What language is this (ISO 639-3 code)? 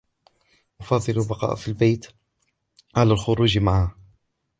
ara